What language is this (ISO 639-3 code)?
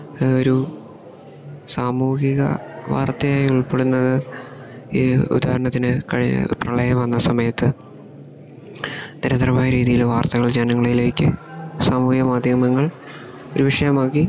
mal